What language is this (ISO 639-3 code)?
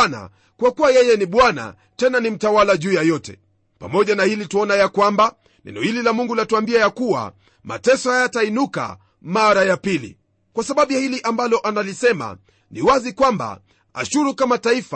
swa